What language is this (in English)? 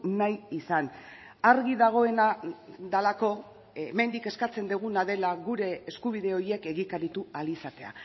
Basque